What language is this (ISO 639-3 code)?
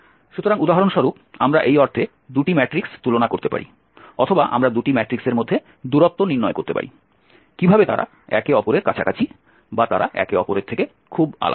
ben